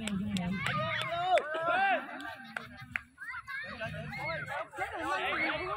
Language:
Vietnamese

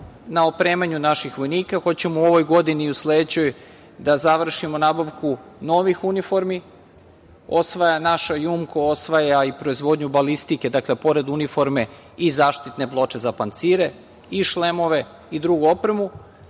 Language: Serbian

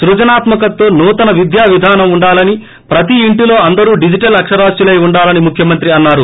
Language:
Telugu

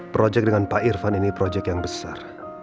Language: Indonesian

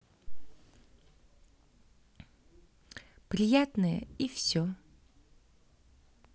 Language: Russian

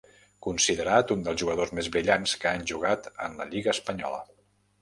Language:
Catalan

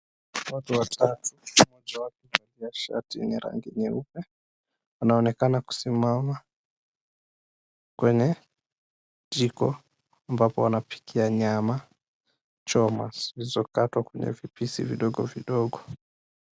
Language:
Swahili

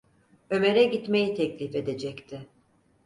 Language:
Turkish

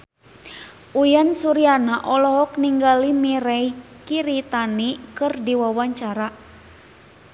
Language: Sundanese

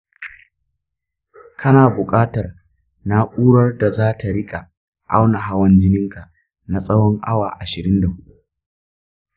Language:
Hausa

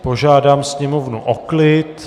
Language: Czech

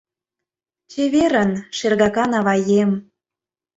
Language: Mari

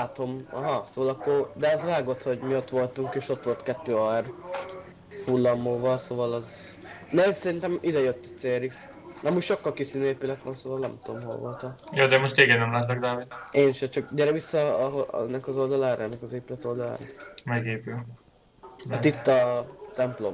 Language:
Hungarian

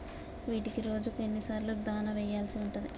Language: Telugu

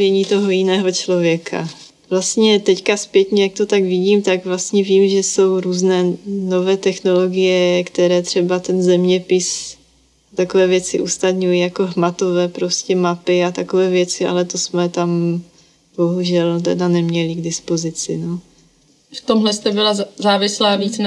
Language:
Czech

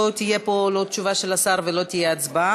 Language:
Hebrew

